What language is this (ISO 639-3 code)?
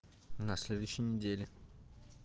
rus